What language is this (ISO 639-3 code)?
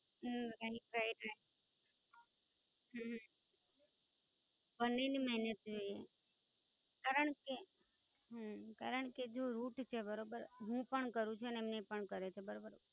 guj